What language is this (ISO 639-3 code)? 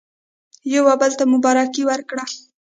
pus